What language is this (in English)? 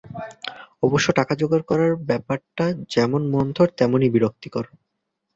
Bangla